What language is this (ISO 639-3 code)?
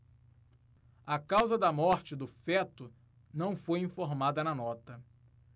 por